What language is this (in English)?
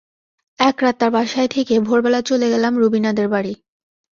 Bangla